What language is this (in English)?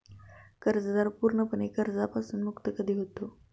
Marathi